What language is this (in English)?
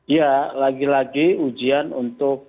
Indonesian